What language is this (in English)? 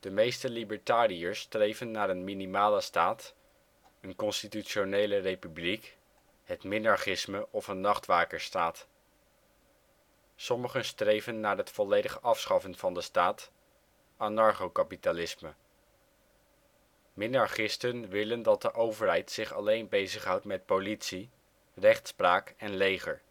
Dutch